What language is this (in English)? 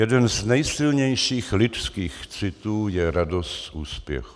Czech